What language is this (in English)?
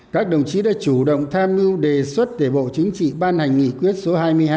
Vietnamese